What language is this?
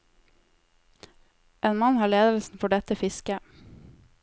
Norwegian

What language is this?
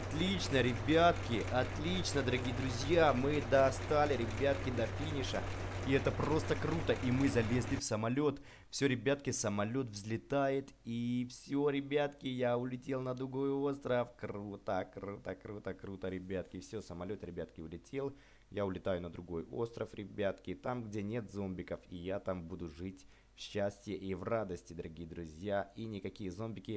Russian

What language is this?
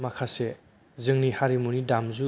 Bodo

